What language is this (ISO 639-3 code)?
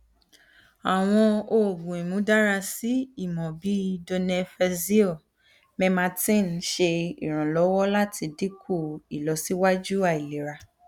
yor